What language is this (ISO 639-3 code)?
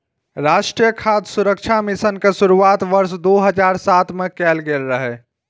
mai